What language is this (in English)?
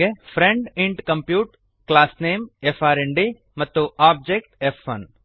Kannada